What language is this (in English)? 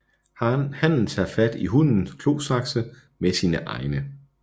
Danish